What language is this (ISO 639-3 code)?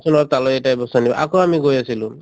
asm